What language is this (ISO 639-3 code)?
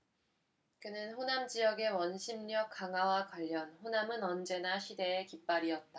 kor